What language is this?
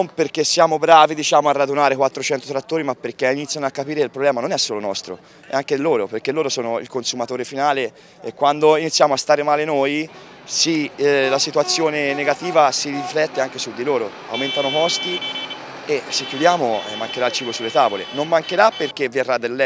Italian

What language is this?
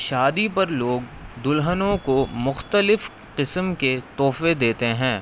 Urdu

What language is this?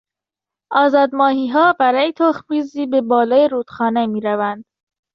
Persian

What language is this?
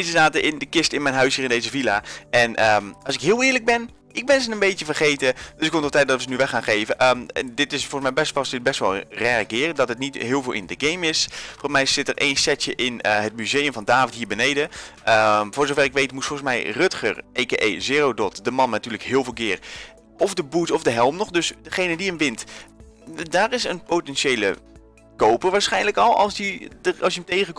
Dutch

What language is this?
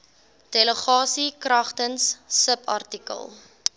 Afrikaans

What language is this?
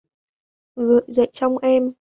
Vietnamese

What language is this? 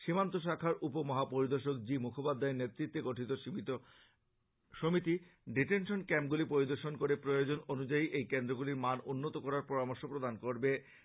Bangla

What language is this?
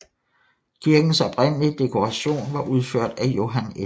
Danish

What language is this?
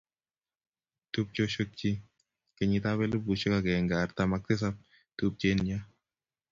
Kalenjin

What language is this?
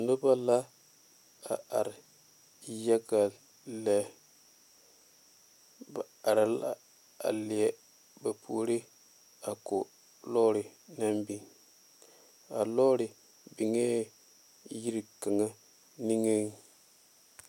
Southern Dagaare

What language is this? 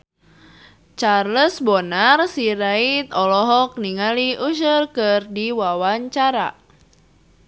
Sundanese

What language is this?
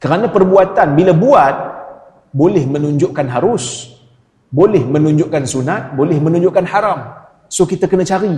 Malay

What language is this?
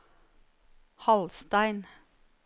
Norwegian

